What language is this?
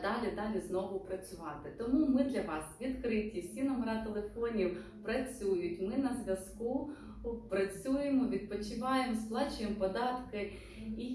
Ukrainian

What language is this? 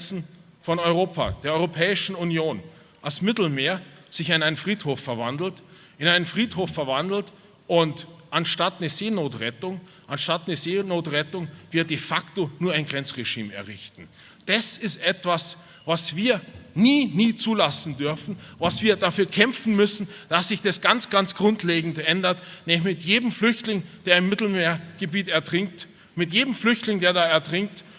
German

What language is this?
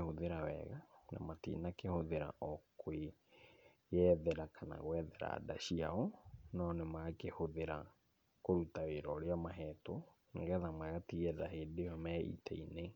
Kikuyu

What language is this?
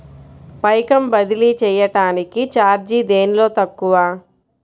Telugu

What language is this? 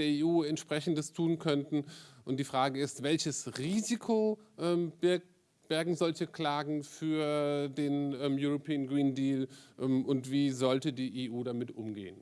German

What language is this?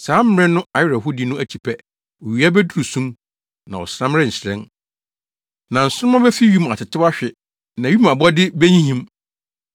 Akan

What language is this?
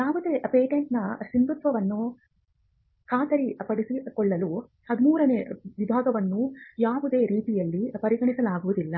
Kannada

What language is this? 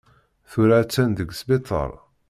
Kabyle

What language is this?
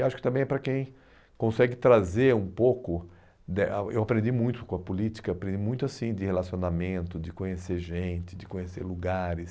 Portuguese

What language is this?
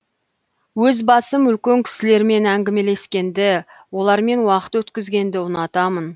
Kazakh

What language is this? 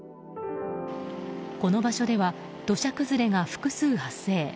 Japanese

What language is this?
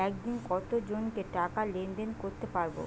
Bangla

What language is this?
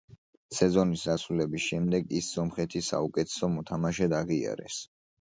Georgian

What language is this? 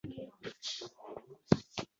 Uzbek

